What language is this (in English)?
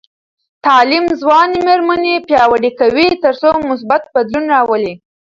Pashto